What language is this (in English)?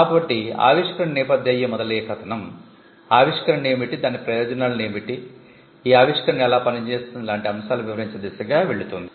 Telugu